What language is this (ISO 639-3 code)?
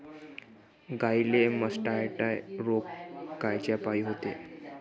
mar